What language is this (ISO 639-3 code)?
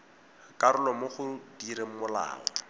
tsn